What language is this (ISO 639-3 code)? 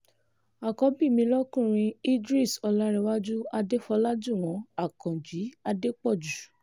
yor